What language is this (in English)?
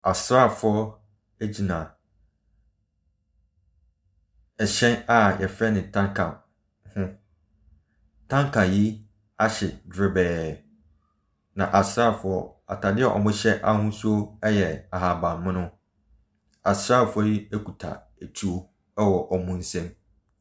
Akan